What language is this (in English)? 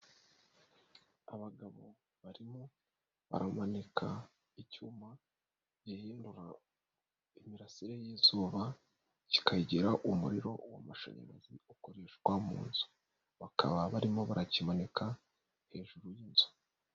Kinyarwanda